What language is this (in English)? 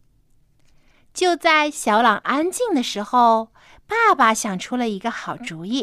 Chinese